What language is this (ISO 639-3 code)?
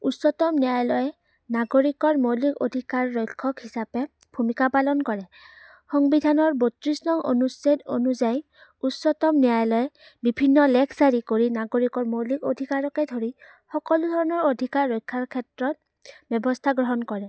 asm